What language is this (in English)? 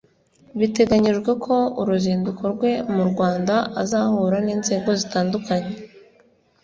Kinyarwanda